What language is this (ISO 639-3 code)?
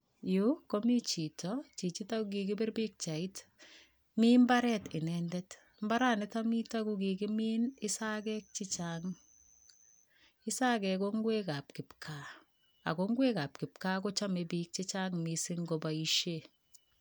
kln